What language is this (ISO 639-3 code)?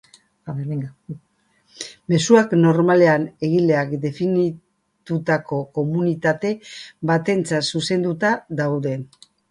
eus